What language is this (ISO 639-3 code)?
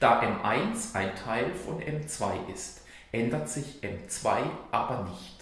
deu